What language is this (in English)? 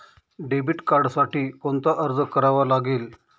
Marathi